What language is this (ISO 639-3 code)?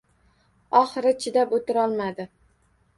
uzb